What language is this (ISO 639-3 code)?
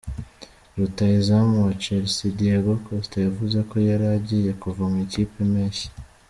kin